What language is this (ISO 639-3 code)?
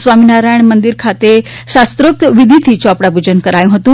guj